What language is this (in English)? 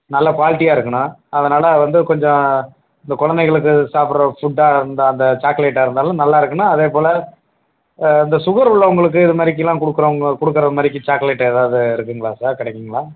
Tamil